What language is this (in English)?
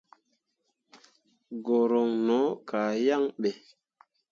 Mundang